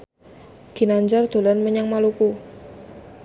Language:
Javanese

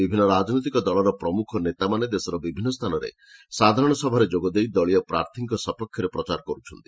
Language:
Odia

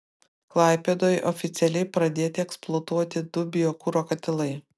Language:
Lithuanian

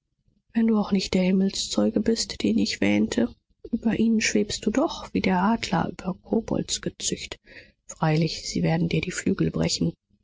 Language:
German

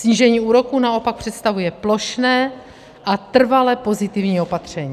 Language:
Czech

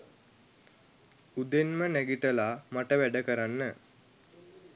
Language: Sinhala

